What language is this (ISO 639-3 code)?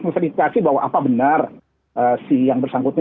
ind